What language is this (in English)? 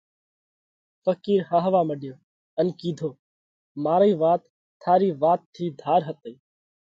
Parkari Koli